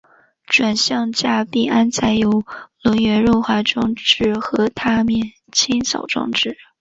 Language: Chinese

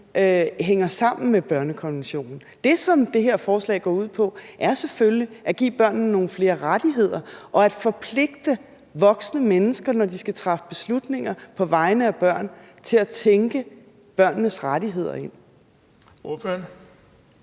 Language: Danish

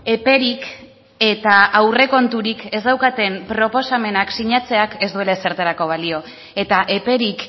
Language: Basque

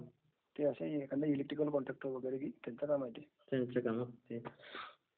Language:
Marathi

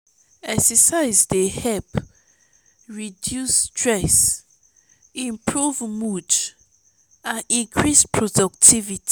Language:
Nigerian Pidgin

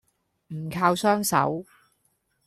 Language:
Cantonese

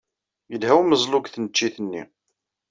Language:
Kabyle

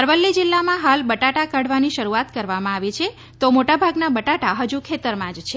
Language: Gujarati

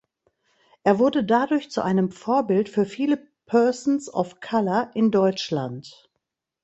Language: German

